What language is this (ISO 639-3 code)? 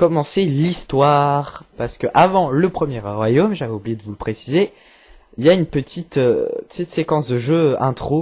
fra